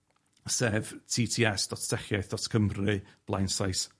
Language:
Welsh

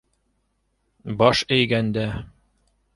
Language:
Bashkir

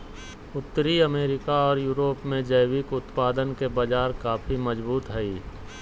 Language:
Magahi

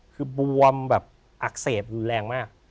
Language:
Thai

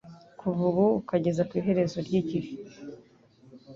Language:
Kinyarwanda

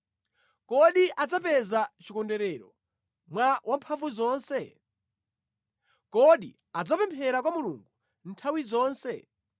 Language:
Nyanja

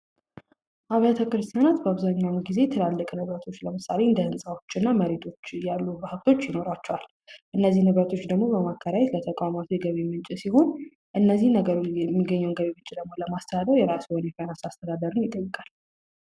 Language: Amharic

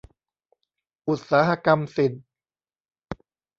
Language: Thai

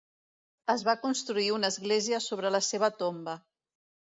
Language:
Catalan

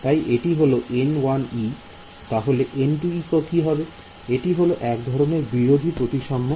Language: Bangla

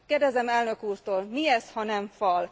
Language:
Hungarian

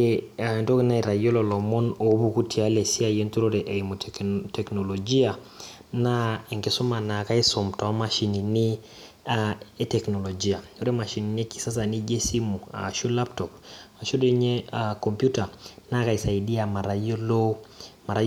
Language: Masai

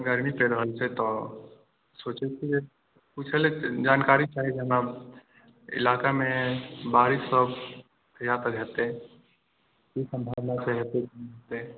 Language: Maithili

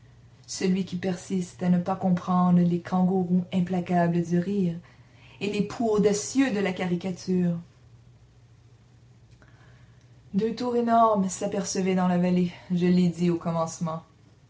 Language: French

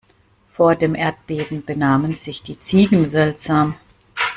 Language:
German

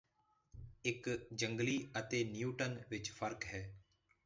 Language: Punjabi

